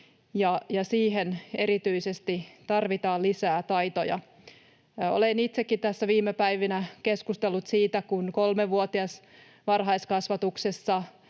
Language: Finnish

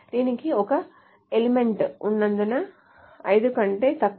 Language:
Telugu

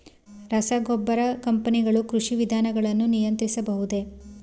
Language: Kannada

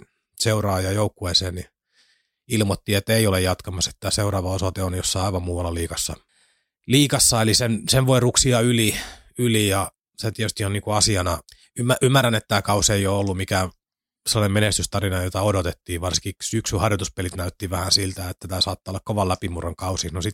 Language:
Finnish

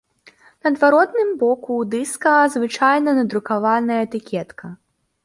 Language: Belarusian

